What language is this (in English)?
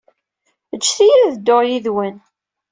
Kabyle